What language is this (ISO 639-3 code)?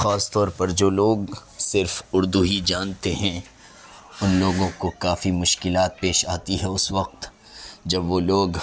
urd